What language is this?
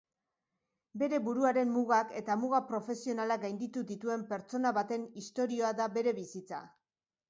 Basque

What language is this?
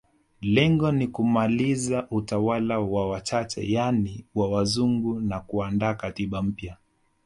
Swahili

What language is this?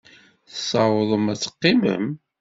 Kabyle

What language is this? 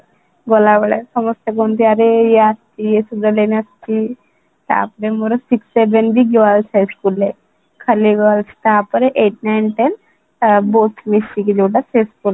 Odia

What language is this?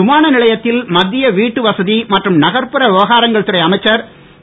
Tamil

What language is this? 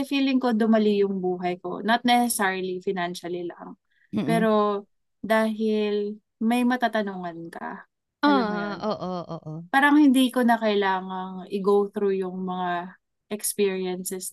Filipino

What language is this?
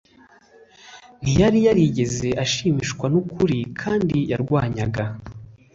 Kinyarwanda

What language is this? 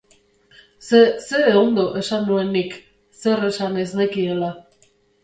Basque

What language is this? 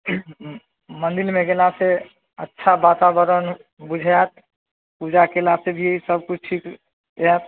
Maithili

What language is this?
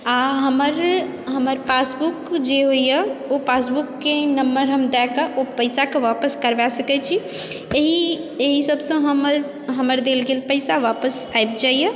Maithili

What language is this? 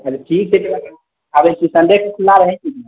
Maithili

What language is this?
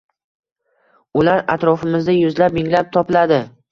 Uzbek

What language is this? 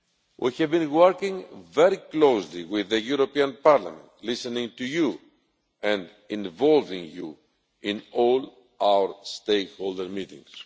English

